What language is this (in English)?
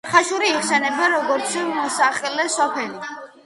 Georgian